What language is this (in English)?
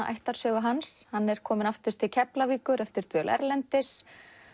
Icelandic